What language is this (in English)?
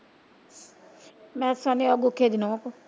Punjabi